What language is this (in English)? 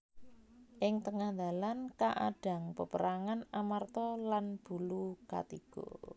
Javanese